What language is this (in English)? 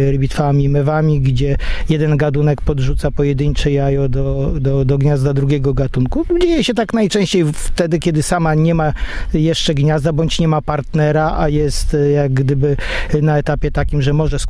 Polish